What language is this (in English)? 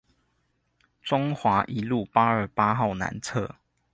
Chinese